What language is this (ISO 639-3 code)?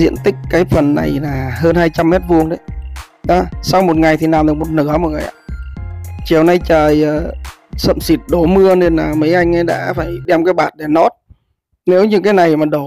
vie